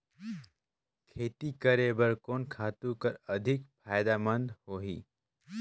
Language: Chhattisgarhi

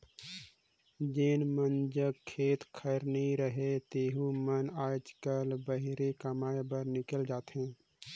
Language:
Chhattisgarhi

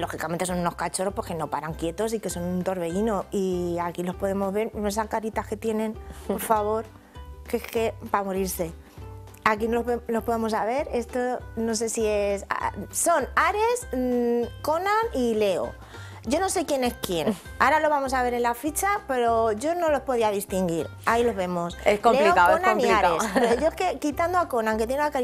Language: Spanish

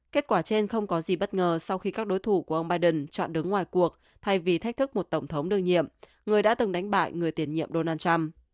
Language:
Vietnamese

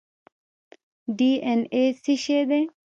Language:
Pashto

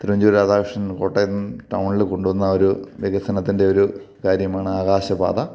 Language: Malayalam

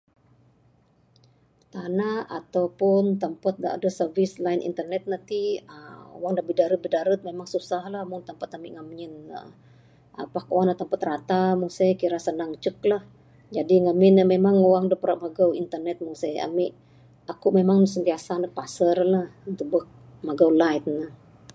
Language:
Bukar-Sadung Bidayuh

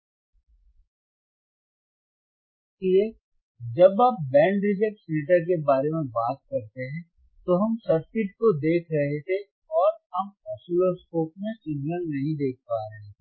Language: Hindi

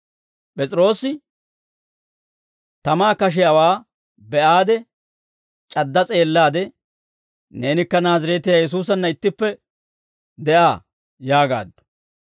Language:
Dawro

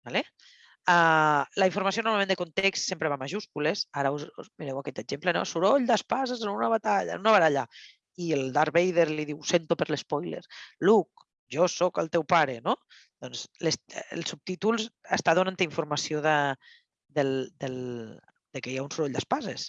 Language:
Catalan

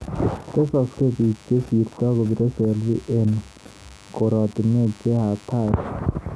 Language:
Kalenjin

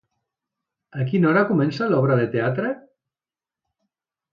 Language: Catalan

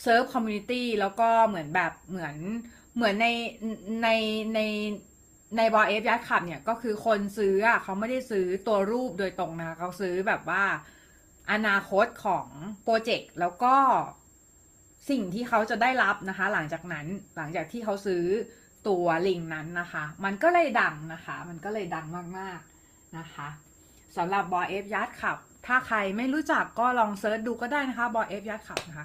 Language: Thai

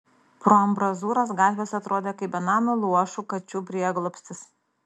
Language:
Lithuanian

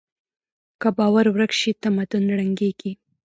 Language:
Pashto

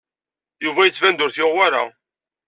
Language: Kabyle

